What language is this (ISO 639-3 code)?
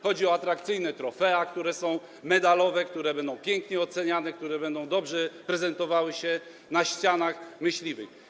pol